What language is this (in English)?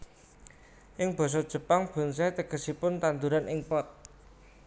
Javanese